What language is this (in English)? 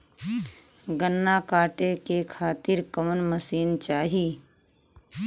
Bhojpuri